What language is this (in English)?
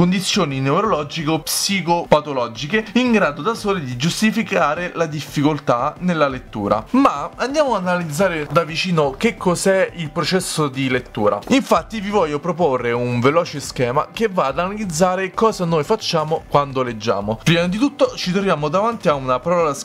Italian